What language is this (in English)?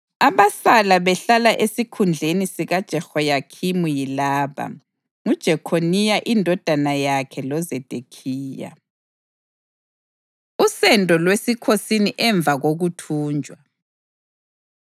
North Ndebele